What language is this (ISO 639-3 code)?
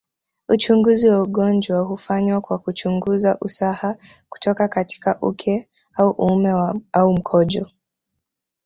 swa